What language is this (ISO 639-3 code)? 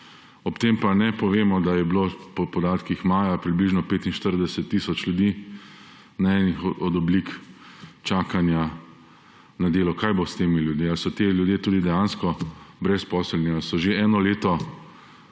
slv